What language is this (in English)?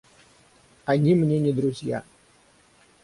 Russian